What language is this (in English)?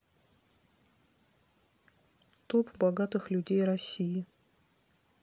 Russian